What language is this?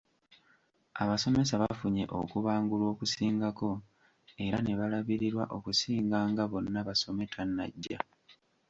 Ganda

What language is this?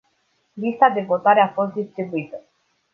Romanian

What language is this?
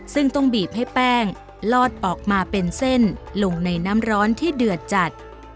Thai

